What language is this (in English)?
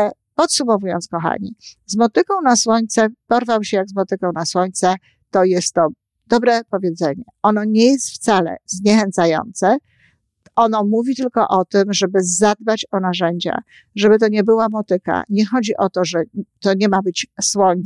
Polish